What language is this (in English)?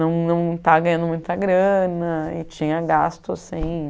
Portuguese